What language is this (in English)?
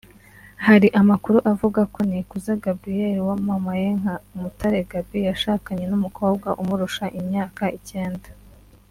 Kinyarwanda